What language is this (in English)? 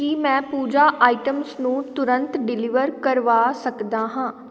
Punjabi